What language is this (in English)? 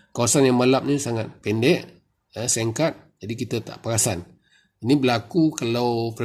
Malay